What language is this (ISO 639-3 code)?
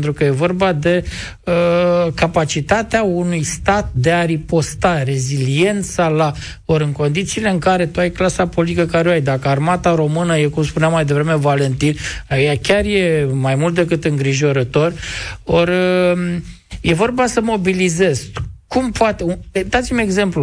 ron